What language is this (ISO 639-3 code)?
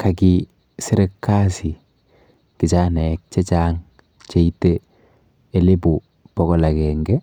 kln